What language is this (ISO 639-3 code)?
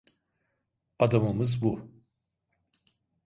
tur